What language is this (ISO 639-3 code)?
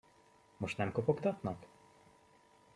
hun